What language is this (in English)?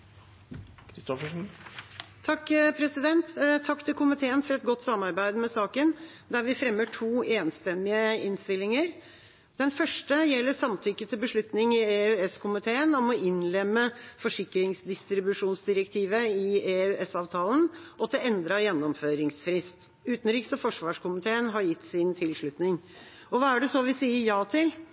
Norwegian Bokmål